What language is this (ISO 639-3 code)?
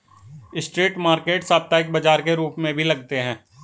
hin